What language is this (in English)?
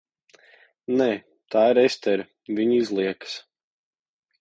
Latvian